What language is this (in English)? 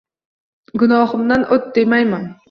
Uzbek